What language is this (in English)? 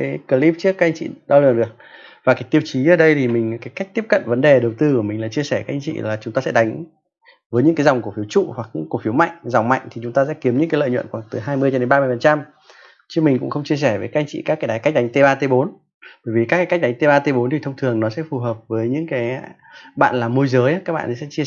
Vietnamese